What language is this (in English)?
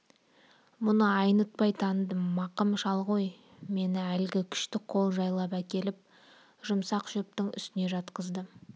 Kazakh